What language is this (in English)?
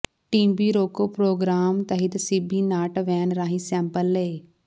Punjabi